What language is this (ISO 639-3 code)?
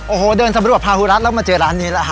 tha